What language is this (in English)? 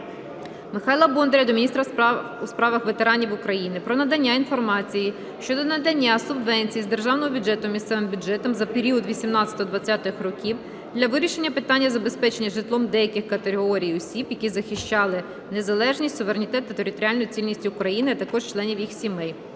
Ukrainian